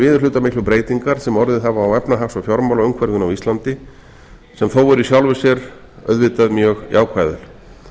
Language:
Icelandic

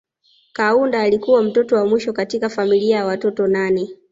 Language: Swahili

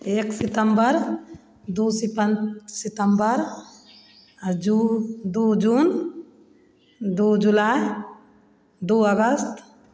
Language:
Maithili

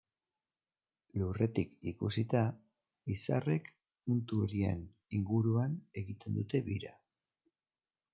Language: Basque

